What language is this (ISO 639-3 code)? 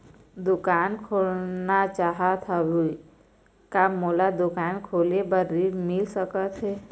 hne